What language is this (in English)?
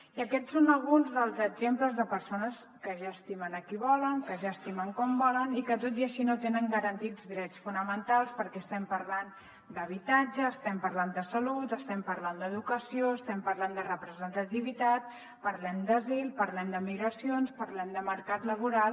Catalan